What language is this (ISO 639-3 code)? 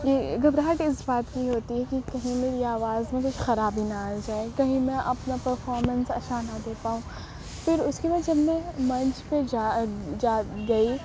urd